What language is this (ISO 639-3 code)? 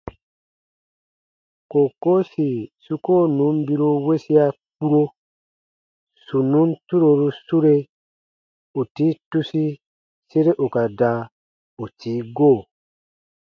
bba